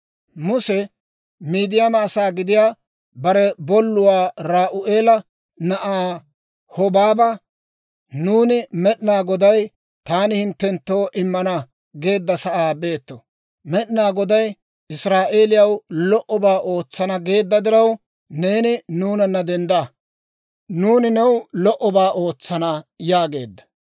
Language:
Dawro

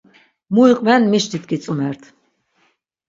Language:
Laz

